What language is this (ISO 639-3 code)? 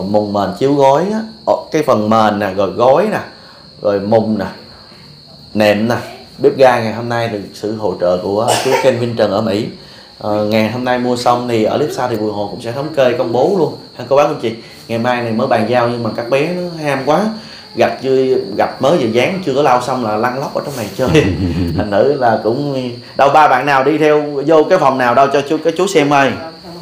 vie